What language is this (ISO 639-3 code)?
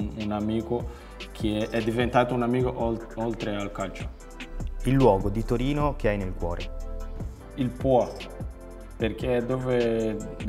ita